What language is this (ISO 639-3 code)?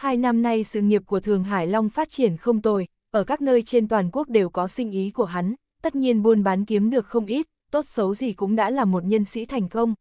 vie